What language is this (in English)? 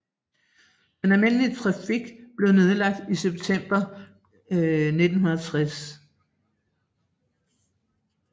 Danish